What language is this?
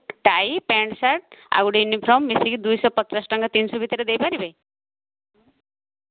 Odia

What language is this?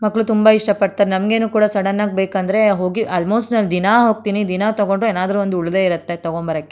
Kannada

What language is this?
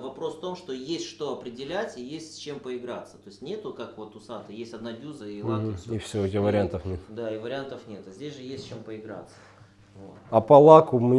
Russian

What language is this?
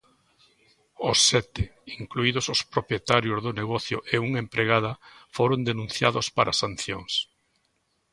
Galician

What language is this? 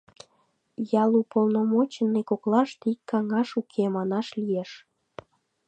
Mari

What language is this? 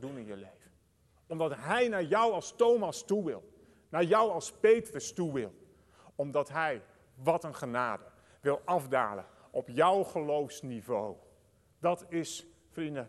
Dutch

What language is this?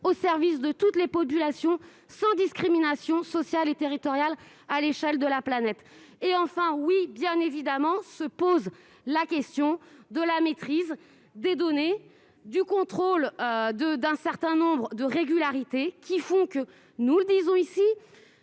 French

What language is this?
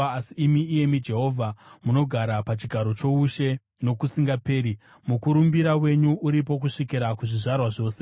Shona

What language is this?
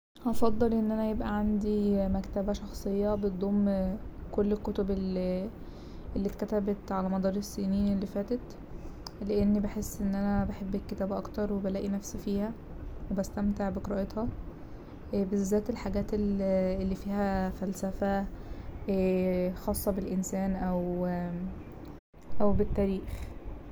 Egyptian Arabic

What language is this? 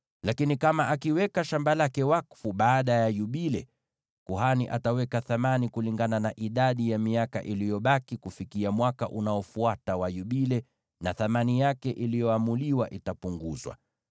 Swahili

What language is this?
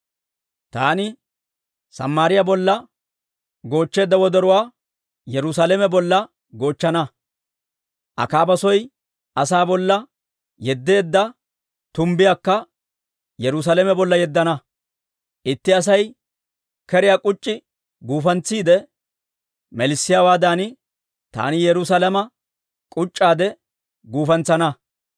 Dawro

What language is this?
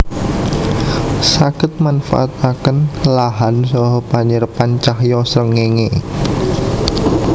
Javanese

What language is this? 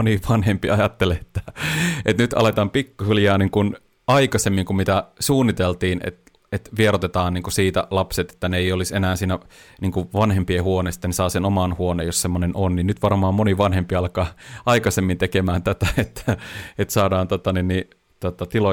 Finnish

